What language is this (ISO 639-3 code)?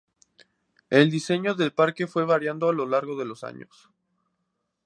spa